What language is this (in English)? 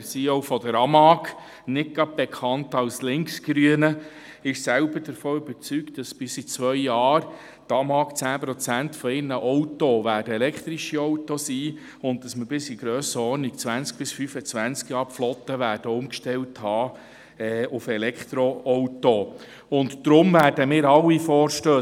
Swiss German